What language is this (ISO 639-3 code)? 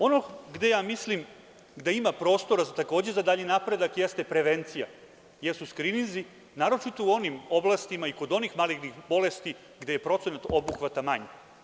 srp